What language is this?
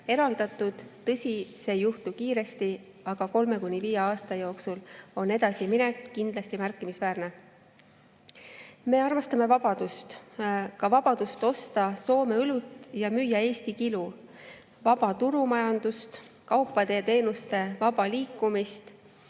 Estonian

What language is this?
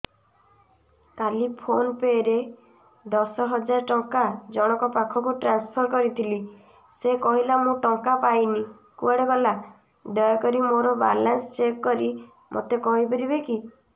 Odia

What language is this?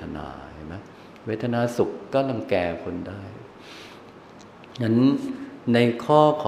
Thai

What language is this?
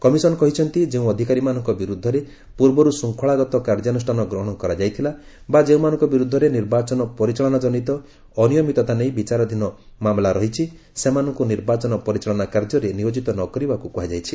Odia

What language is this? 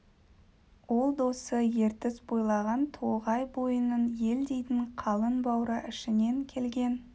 Kazakh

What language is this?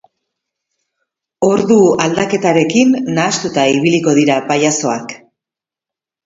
Basque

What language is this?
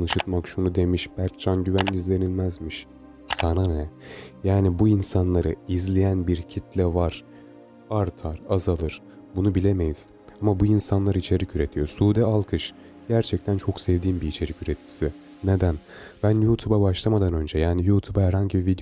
Turkish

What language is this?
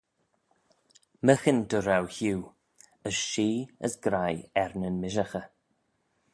Manx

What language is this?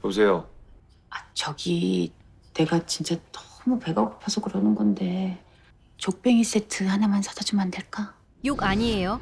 Korean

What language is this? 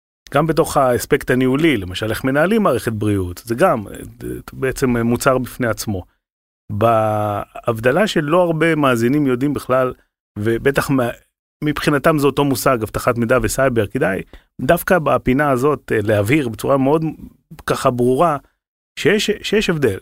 Hebrew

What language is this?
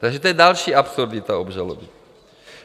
Czech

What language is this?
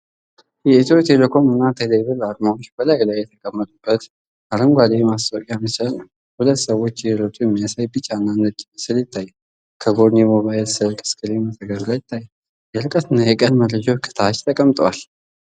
Amharic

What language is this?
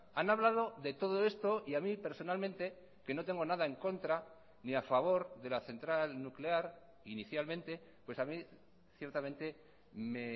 Spanish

